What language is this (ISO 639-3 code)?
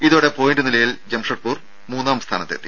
mal